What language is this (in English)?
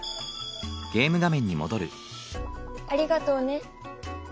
Japanese